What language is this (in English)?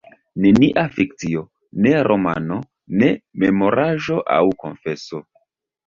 Esperanto